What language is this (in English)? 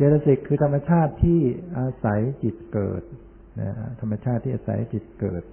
Thai